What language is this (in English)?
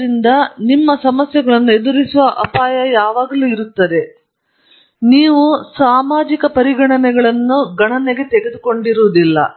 Kannada